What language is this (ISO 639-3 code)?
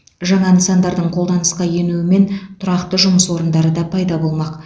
kaz